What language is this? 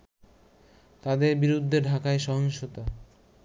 Bangla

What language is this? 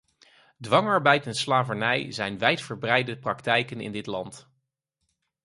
Dutch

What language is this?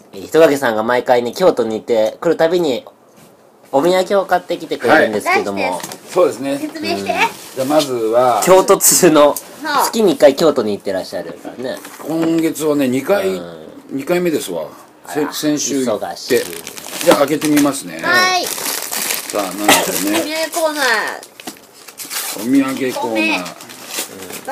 Japanese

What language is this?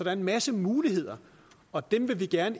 Danish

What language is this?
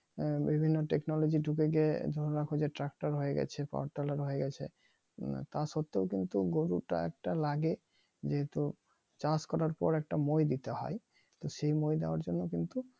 Bangla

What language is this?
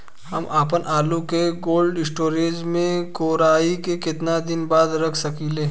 Bhojpuri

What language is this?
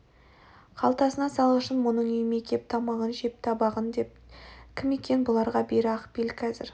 Kazakh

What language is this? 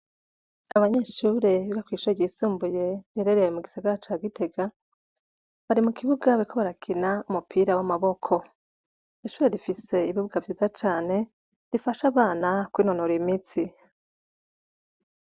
Rundi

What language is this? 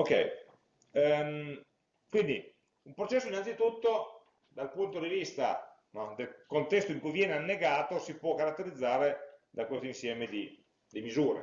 Italian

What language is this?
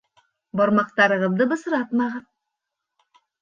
Bashkir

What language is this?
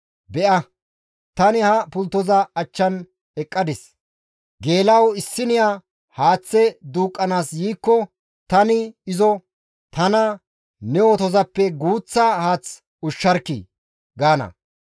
Gamo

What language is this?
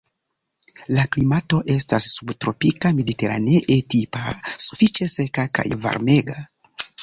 Esperanto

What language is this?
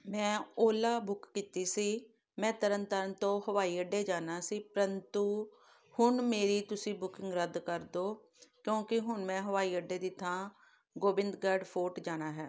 Punjabi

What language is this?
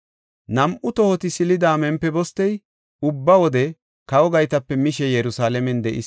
Gofa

